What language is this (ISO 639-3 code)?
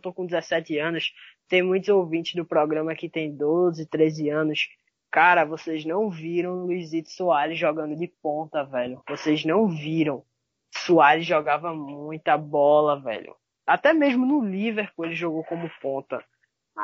por